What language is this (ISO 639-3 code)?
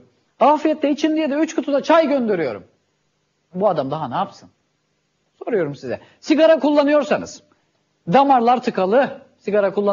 tur